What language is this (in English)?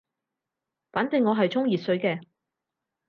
Cantonese